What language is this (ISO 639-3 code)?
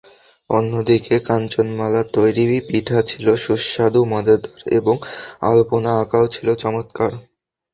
ben